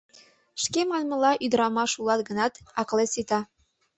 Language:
Mari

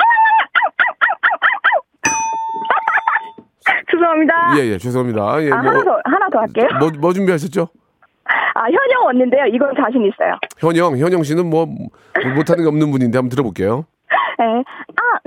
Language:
Korean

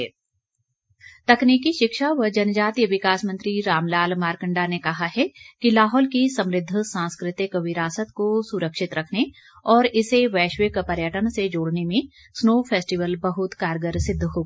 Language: Hindi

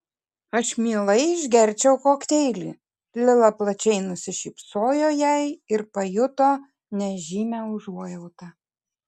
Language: Lithuanian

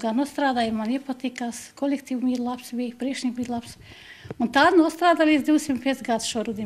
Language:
Latvian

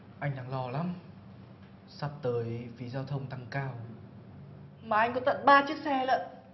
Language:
Vietnamese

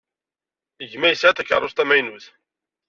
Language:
Kabyle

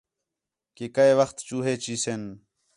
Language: Khetrani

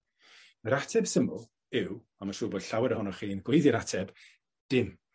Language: Welsh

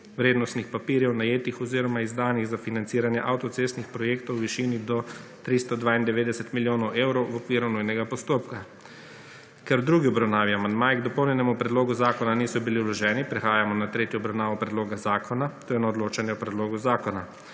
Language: Slovenian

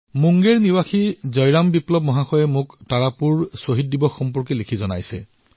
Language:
Assamese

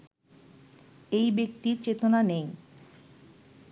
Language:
Bangla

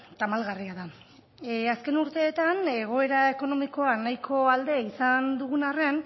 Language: Basque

